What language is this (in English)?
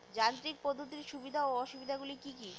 Bangla